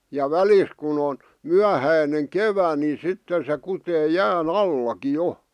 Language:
Finnish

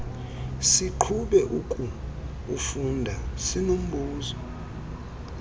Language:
Xhosa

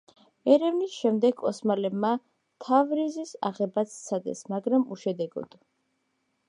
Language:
Georgian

